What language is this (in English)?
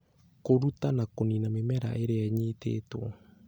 Kikuyu